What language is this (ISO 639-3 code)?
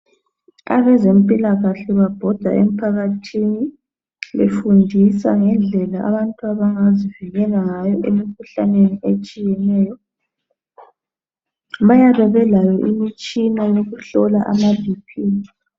nde